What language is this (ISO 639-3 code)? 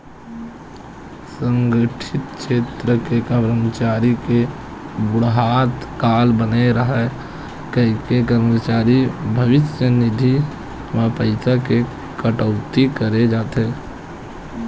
hne